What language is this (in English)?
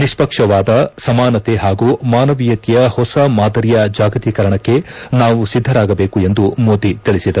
Kannada